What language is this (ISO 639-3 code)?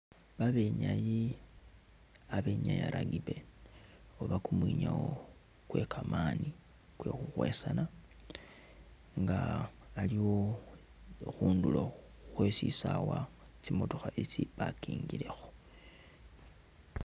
myx